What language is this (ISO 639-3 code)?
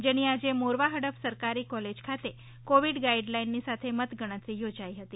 guj